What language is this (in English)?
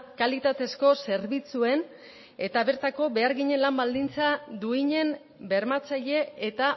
Basque